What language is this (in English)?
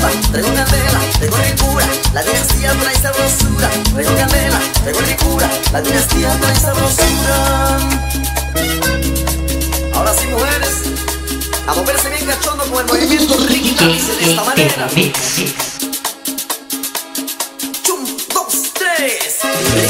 Spanish